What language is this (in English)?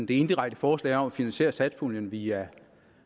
Danish